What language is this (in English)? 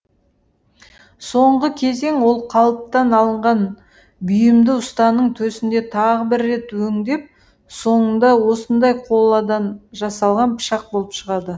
Kazakh